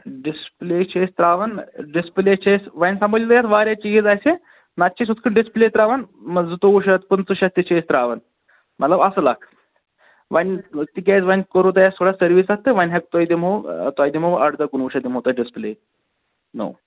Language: Kashmiri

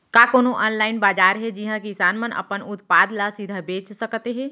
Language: Chhattisgarhi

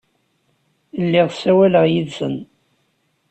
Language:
Kabyle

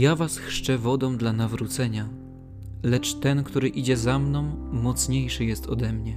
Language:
Polish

